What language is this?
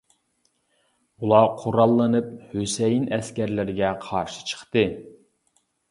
Uyghur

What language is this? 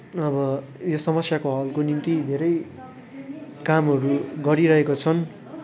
Nepali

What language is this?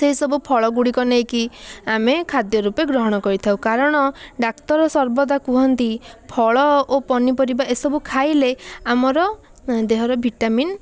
Odia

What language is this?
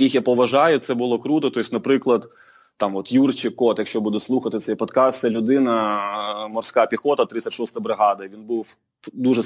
Ukrainian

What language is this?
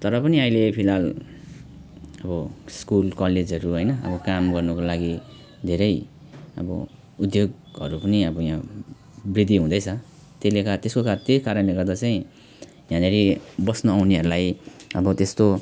Nepali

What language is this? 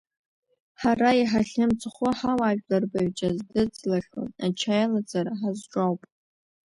Abkhazian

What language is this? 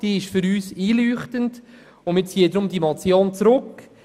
Swiss German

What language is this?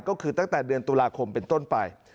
Thai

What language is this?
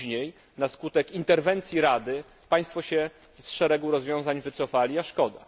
Polish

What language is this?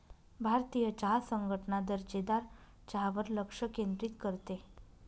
Marathi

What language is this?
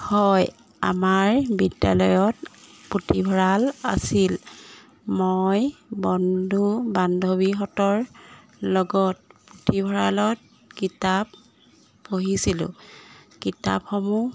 Assamese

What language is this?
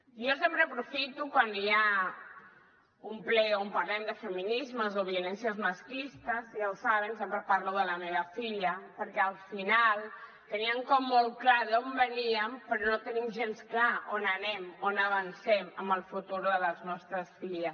Catalan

